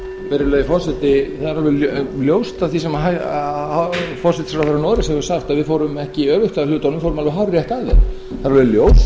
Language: Icelandic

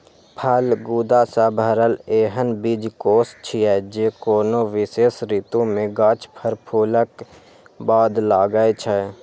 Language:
Maithili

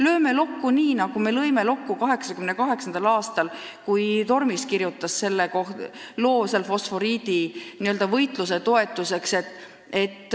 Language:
Estonian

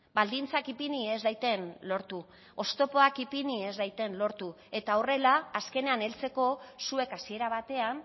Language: Basque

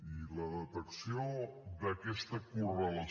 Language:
Catalan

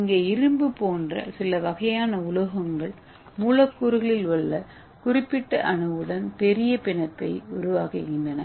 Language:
Tamil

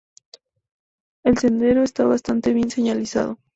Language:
Spanish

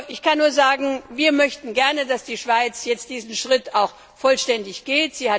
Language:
German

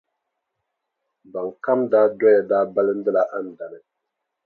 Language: Dagbani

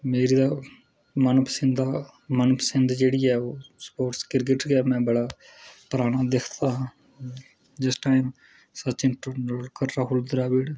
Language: Dogri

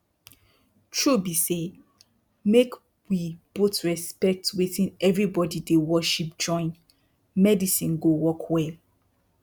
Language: Nigerian Pidgin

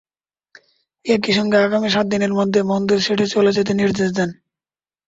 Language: Bangla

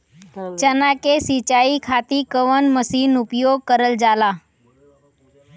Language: Bhojpuri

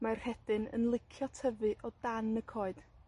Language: Welsh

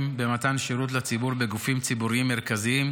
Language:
Hebrew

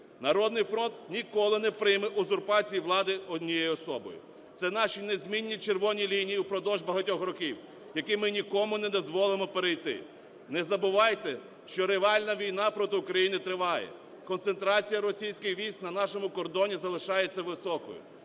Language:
Ukrainian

